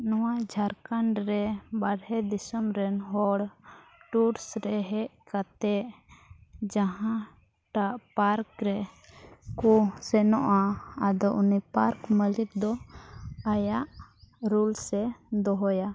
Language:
Santali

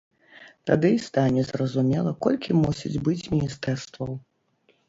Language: Belarusian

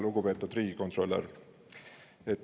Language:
Estonian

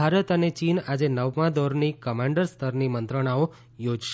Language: Gujarati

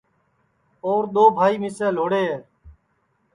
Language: Sansi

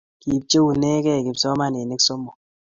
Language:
Kalenjin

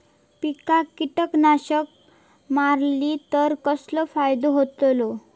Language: Marathi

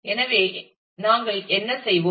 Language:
Tamil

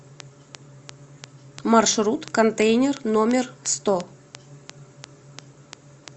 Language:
Russian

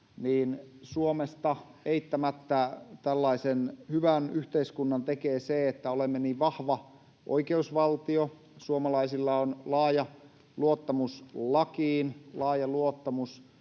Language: Finnish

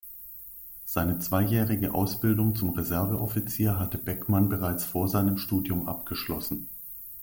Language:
German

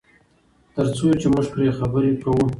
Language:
Pashto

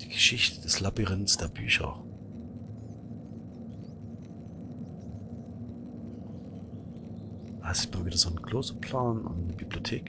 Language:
German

